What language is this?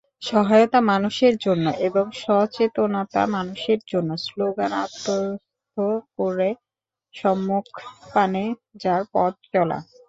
Bangla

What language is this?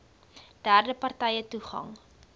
Afrikaans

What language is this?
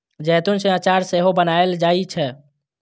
Maithili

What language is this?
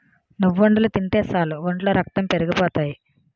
Telugu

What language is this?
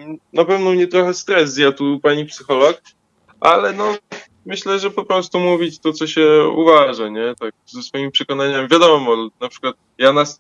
Polish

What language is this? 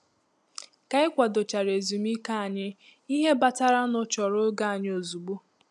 Igbo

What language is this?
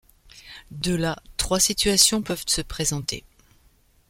French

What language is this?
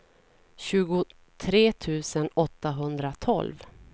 Swedish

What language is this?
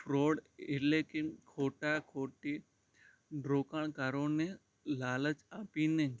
Gujarati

